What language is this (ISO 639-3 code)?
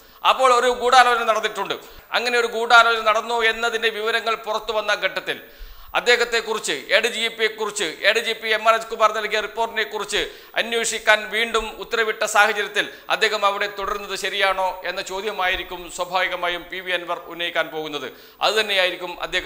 mal